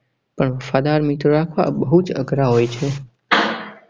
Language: Gujarati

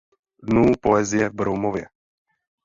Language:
Czech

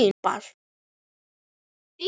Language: Icelandic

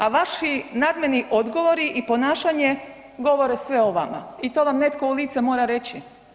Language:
Croatian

